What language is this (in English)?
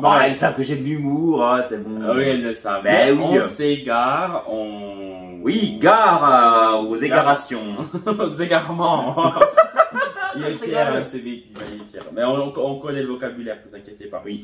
French